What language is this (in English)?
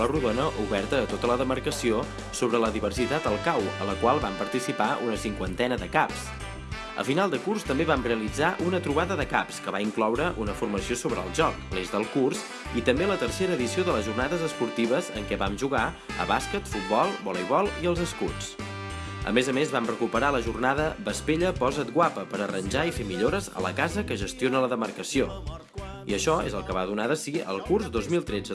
Spanish